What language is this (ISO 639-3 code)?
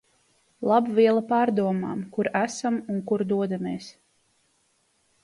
lav